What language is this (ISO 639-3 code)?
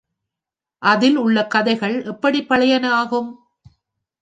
tam